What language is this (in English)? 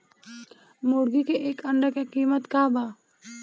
Bhojpuri